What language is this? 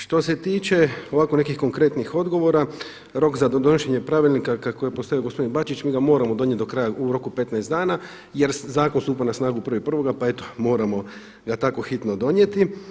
Croatian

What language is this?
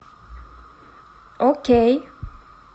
Russian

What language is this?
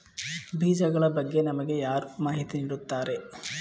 Kannada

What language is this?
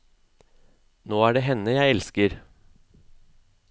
Norwegian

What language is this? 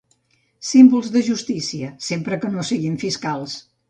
Catalan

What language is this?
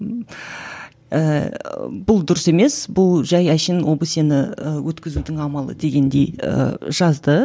Kazakh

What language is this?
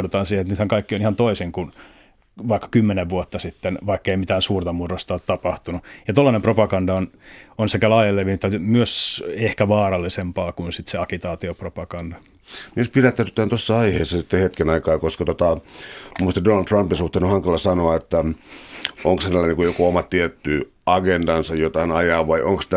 Finnish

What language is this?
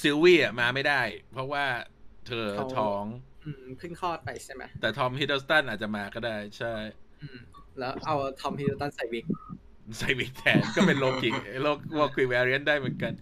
Thai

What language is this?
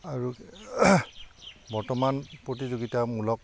Assamese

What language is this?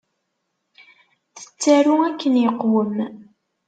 Kabyle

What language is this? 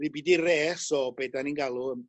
Welsh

